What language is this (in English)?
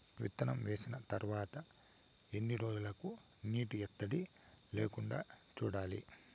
Telugu